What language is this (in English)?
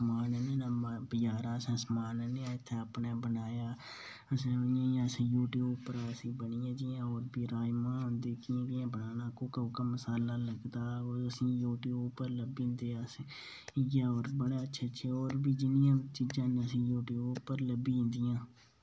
Dogri